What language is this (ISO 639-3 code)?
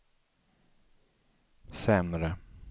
swe